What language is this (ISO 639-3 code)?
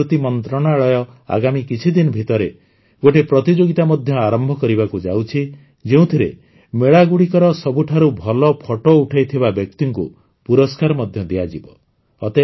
ori